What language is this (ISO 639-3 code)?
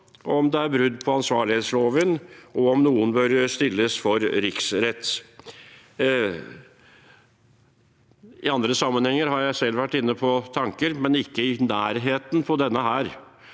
nor